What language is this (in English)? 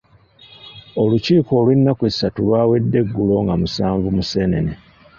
Ganda